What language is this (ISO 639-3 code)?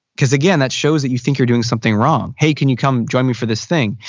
eng